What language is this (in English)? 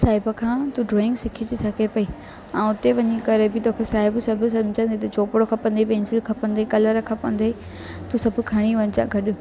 Sindhi